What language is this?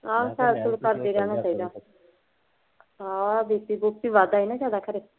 Punjabi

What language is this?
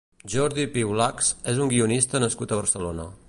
Catalan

